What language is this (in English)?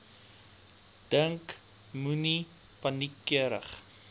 Afrikaans